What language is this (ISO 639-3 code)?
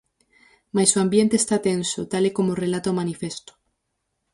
glg